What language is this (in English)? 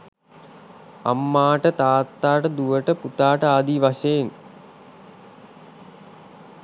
Sinhala